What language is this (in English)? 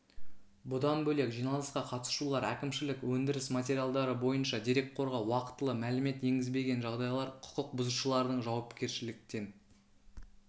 Kazakh